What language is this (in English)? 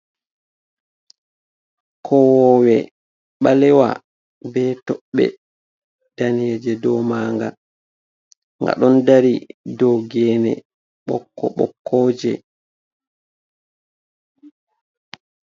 Fula